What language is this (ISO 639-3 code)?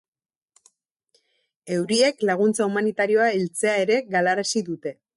eus